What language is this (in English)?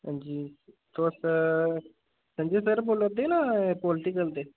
Dogri